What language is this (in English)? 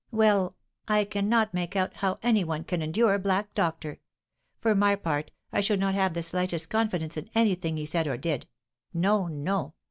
English